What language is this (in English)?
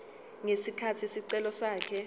Zulu